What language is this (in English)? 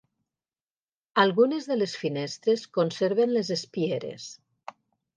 Catalan